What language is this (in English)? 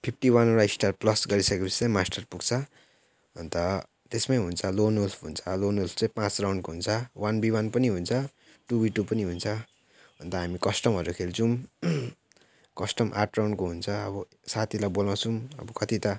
Nepali